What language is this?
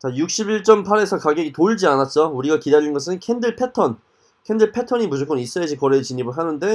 Korean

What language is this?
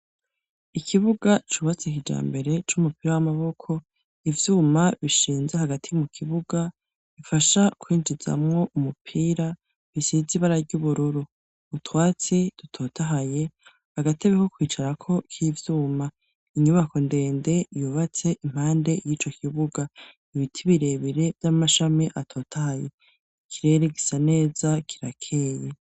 Rundi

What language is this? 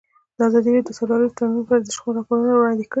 Pashto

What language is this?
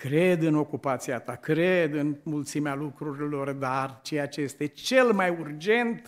Romanian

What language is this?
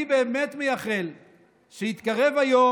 Hebrew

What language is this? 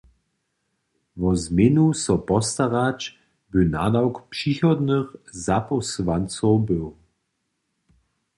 Upper Sorbian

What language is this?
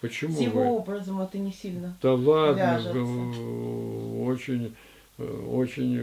Russian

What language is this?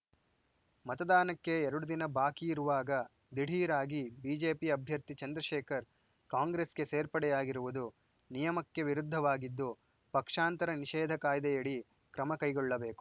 Kannada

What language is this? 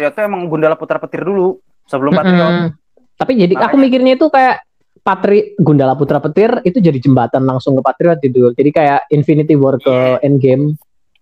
Indonesian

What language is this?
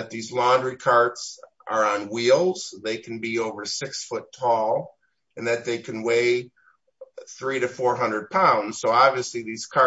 English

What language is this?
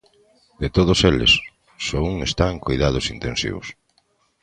Galician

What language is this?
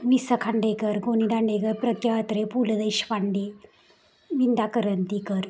Marathi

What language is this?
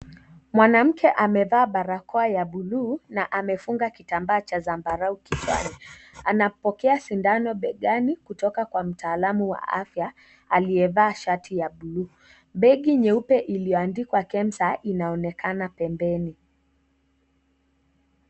Swahili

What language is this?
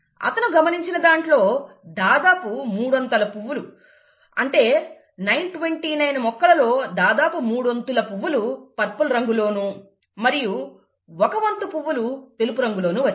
Telugu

